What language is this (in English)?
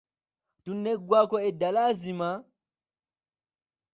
Ganda